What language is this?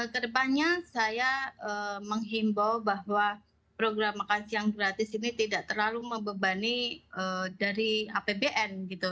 Indonesian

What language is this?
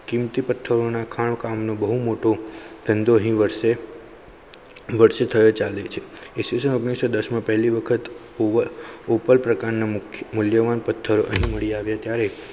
Gujarati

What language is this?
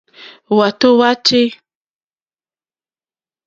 Mokpwe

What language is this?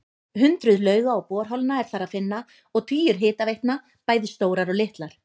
Icelandic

